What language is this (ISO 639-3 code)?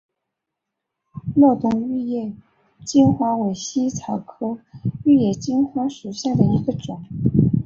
zho